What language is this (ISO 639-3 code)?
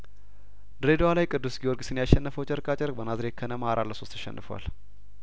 amh